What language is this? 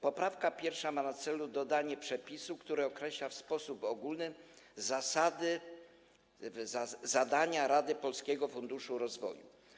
Polish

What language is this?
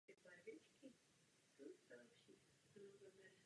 Czech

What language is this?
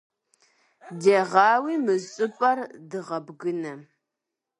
Kabardian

